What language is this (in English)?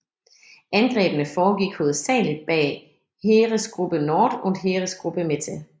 Danish